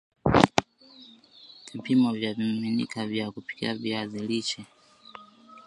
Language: Swahili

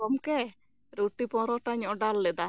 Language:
Santali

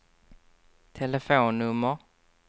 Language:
Swedish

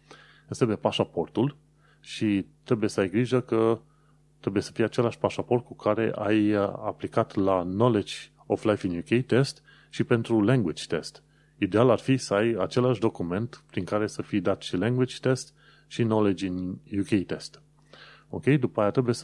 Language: Romanian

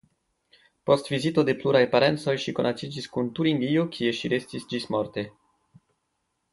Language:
Esperanto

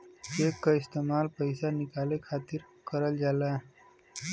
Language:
Bhojpuri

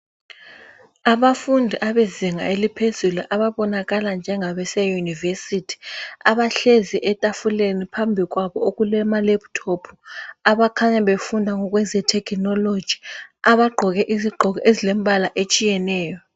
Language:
North Ndebele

